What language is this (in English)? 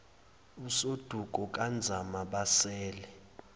Zulu